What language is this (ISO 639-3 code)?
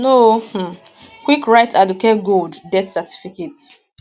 pcm